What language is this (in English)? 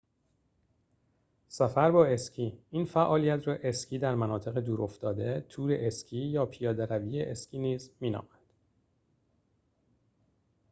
Persian